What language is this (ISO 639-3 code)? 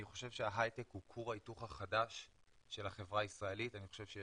heb